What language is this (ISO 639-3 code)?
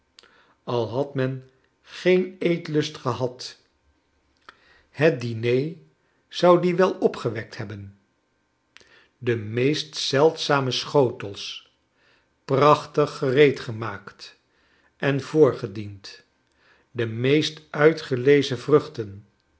nld